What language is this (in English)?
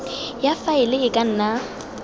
Tswana